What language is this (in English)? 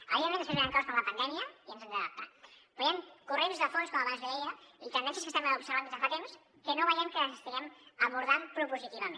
Catalan